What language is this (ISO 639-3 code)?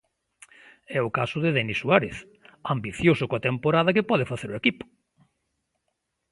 glg